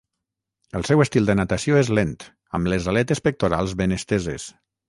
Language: Catalan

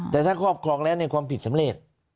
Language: Thai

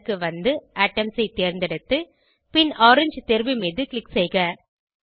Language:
Tamil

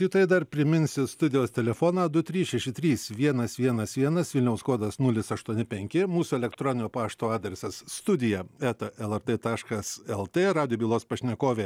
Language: Lithuanian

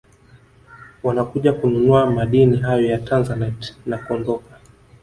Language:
Swahili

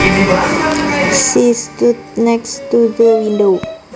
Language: Javanese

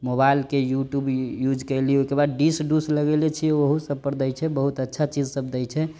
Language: Maithili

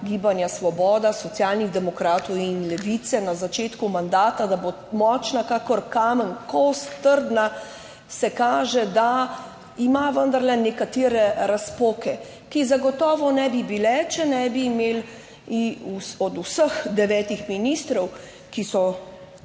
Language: Slovenian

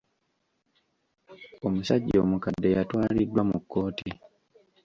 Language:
Ganda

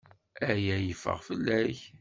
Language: Kabyle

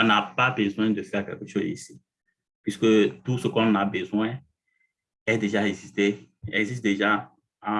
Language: French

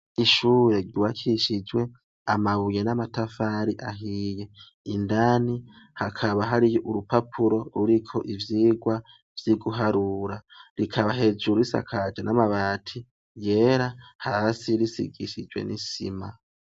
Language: Rundi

